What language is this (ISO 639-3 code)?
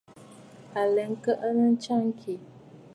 bfd